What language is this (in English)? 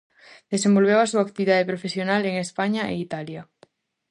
Galician